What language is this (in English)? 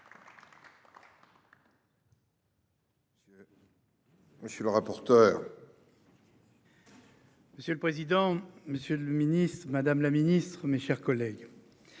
French